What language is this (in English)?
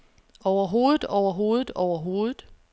Danish